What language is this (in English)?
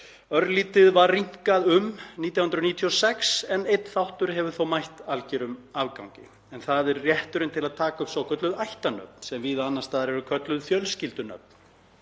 Icelandic